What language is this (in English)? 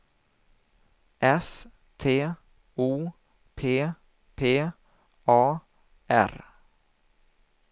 Swedish